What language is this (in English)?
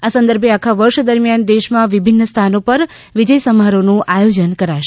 Gujarati